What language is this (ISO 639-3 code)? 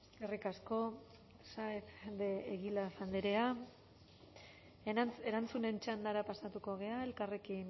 eus